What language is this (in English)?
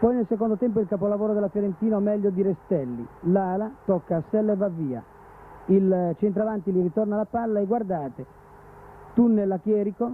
Italian